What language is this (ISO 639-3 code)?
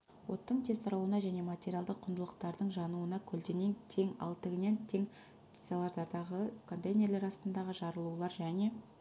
kaz